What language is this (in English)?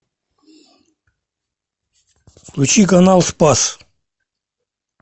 Russian